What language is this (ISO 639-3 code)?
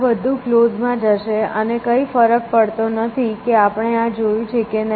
guj